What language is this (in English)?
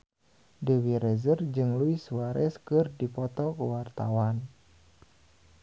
Sundanese